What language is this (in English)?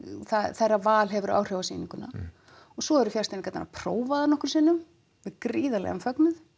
Icelandic